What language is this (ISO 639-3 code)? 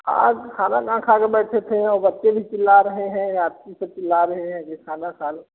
hin